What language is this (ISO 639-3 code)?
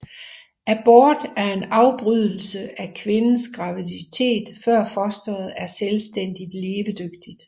dan